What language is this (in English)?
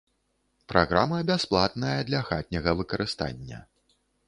Belarusian